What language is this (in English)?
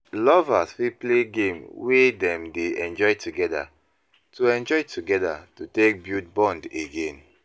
Nigerian Pidgin